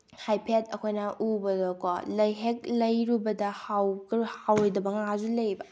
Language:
Manipuri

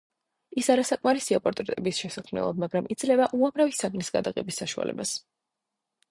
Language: Georgian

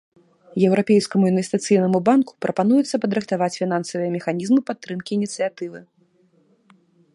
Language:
Belarusian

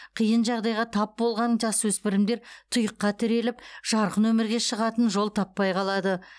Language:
Kazakh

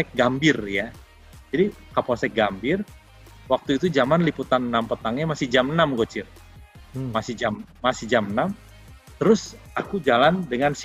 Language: Indonesian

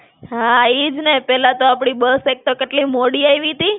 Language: Gujarati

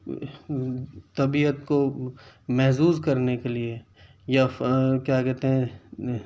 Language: Urdu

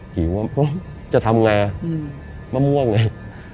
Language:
Thai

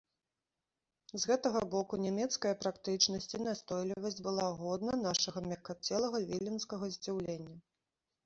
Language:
Belarusian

